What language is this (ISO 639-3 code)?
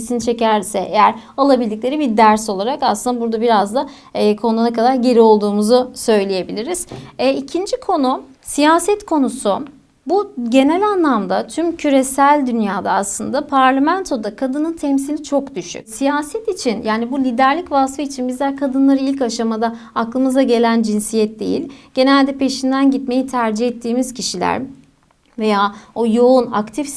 tur